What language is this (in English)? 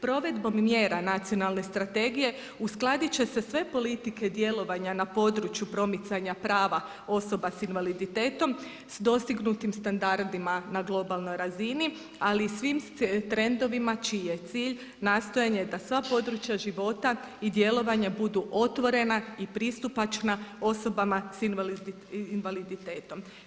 Croatian